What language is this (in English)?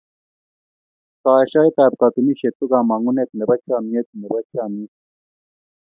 Kalenjin